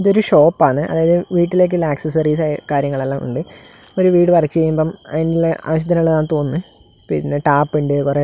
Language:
Malayalam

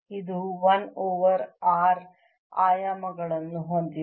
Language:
Kannada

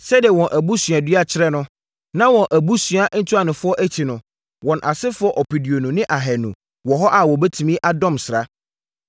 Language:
Akan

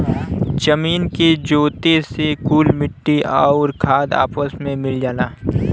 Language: Bhojpuri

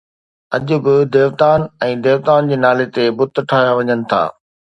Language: Sindhi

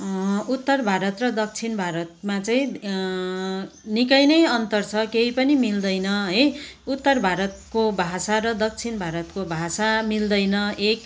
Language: Nepali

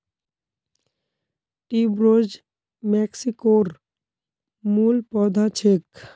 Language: Magahi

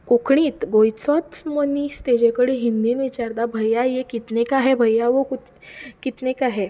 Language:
Konkani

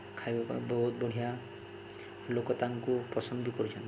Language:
Odia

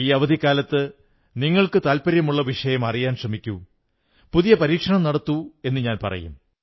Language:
Malayalam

